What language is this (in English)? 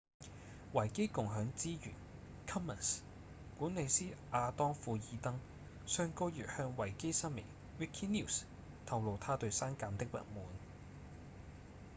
Cantonese